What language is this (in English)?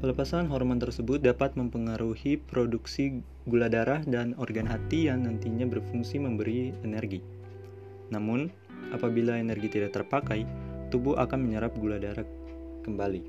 Indonesian